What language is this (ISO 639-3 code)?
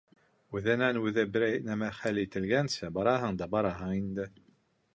bak